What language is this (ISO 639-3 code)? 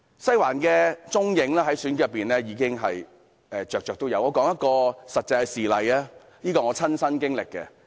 yue